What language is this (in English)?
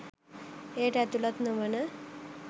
Sinhala